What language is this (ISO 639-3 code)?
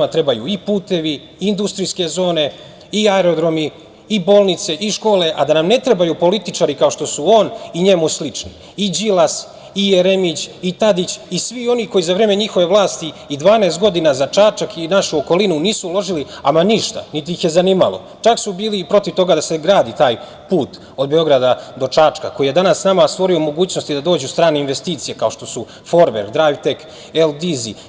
srp